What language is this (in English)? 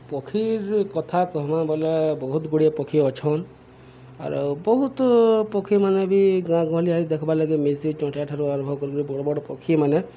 Odia